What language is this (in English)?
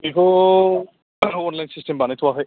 Bodo